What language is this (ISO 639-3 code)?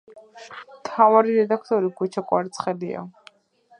kat